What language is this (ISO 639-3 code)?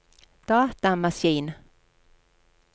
nor